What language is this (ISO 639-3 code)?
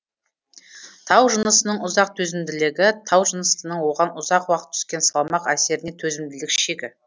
kaz